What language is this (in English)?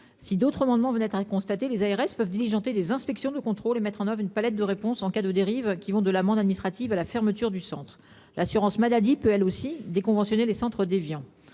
French